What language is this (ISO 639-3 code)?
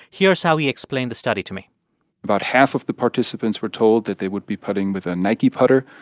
eng